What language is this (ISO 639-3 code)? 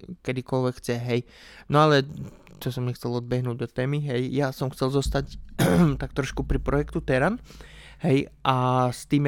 slk